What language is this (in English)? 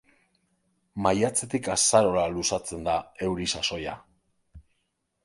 Basque